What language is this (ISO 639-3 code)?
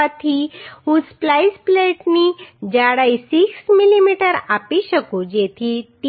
guj